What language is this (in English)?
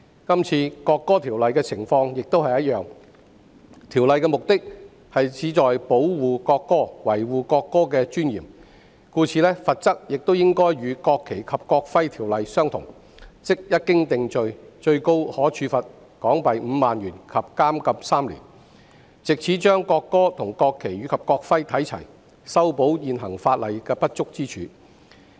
Cantonese